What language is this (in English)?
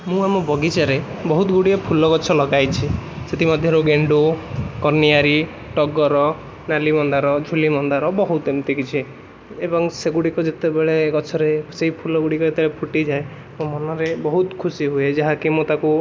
Odia